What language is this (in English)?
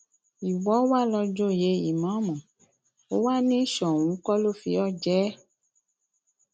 Yoruba